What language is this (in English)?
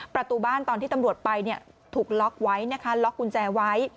Thai